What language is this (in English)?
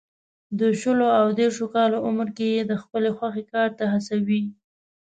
Pashto